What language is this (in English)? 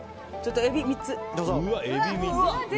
Japanese